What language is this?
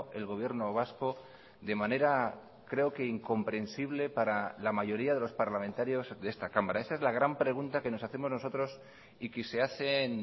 Spanish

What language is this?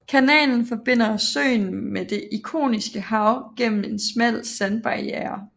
Danish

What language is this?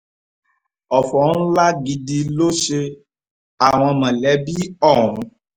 Yoruba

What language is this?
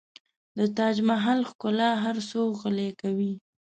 Pashto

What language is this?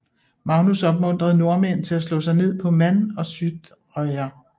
Danish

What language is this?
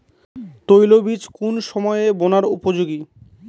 Bangla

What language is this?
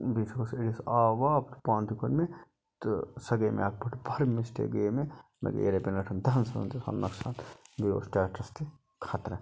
Kashmiri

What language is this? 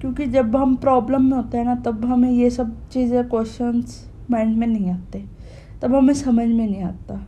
Hindi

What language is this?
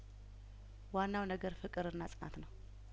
Amharic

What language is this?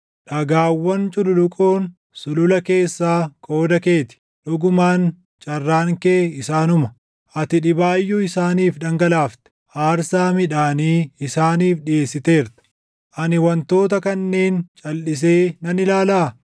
Oromo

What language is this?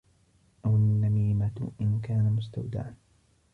Arabic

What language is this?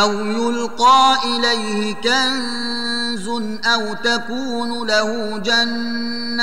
Arabic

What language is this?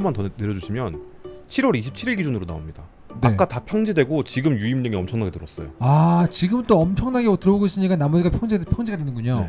Korean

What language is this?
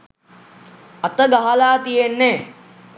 Sinhala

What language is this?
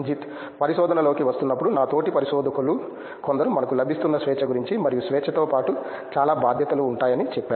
Telugu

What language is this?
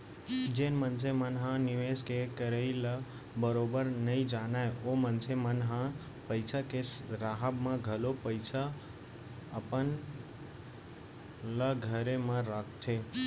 Chhattisgarhi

